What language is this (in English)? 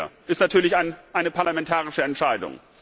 German